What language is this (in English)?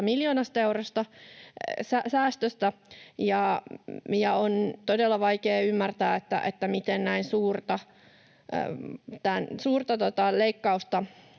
Finnish